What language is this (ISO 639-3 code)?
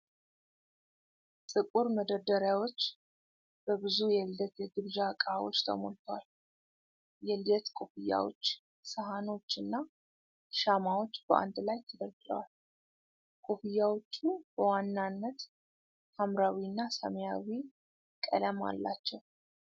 amh